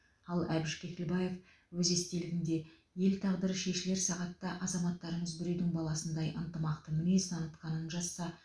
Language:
Kazakh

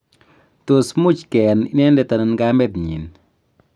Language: Kalenjin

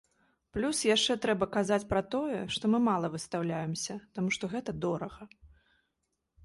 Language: Belarusian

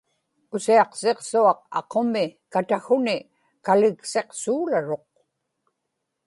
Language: Inupiaq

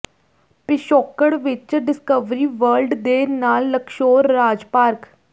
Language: Punjabi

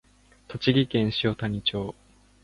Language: Japanese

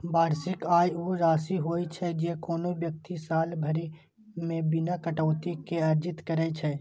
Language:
Maithili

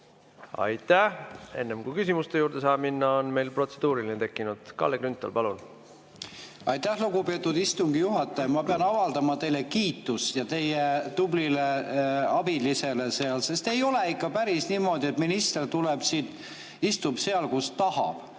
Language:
Estonian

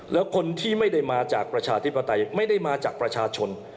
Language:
Thai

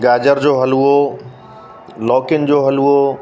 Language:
Sindhi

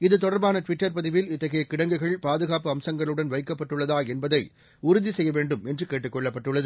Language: Tamil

